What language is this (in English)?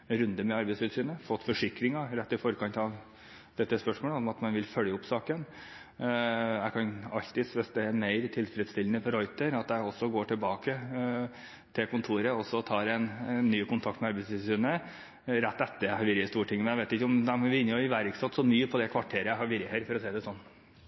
Norwegian Bokmål